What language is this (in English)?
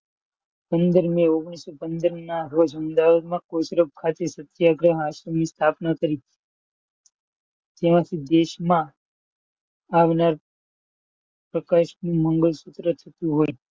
Gujarati